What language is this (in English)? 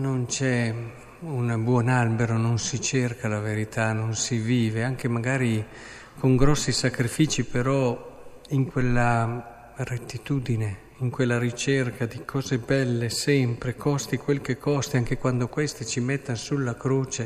Italian